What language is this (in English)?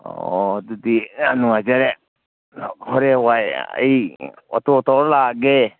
Manipuri